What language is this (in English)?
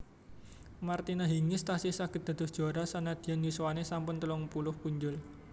Javanese